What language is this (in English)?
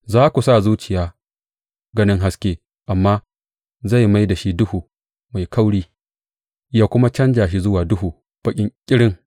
Hausa